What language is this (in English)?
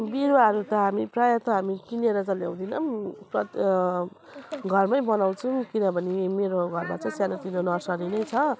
Nepali